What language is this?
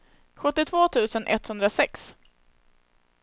Swedish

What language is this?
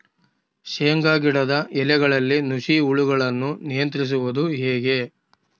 Kannada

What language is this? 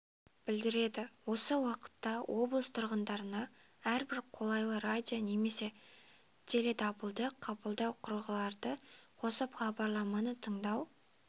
Kazakh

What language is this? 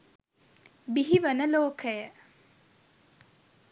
Sinhala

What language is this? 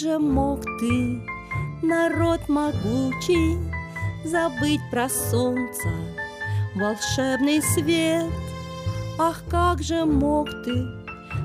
Russian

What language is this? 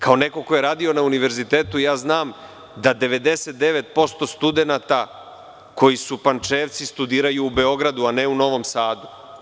Serbian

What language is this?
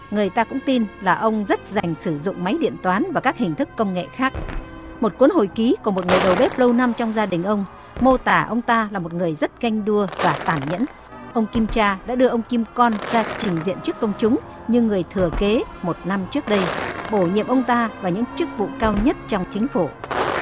Vietnamese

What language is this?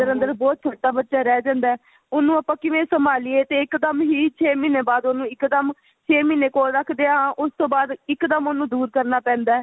Punjabi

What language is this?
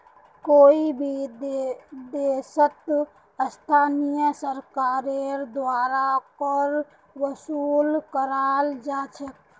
Magahi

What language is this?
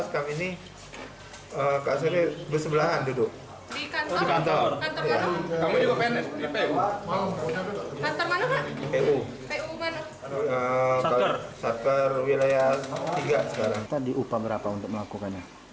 Indonesian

